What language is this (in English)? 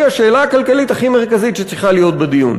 Hebrew